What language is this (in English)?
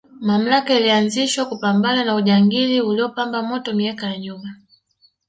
Swahili